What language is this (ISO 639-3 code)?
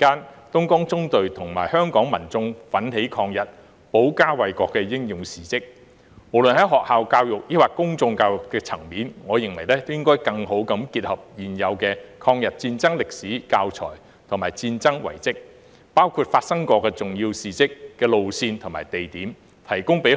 yue